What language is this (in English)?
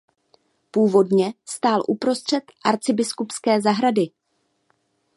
Czech